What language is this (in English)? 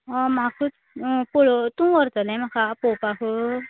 Konkani